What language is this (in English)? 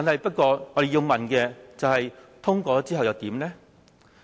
Cantonese